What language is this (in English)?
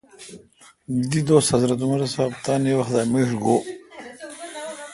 Kalkoti